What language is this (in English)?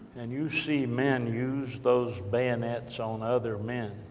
English